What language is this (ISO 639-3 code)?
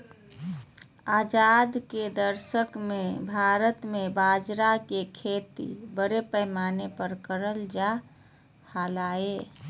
mag